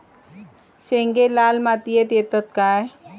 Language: Marathi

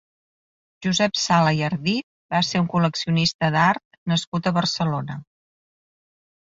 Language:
Catalan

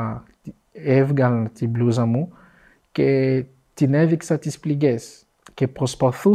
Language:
Greek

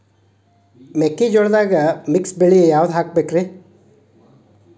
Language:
Kannada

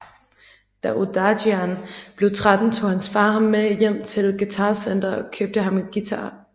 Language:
Danish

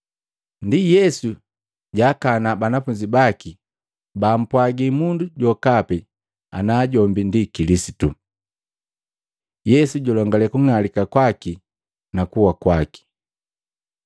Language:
Matengo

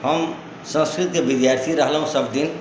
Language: Maithili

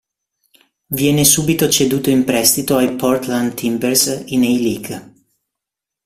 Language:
Italian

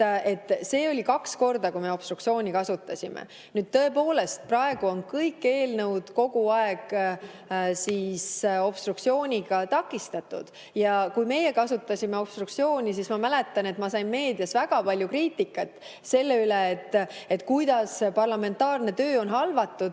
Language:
Estonian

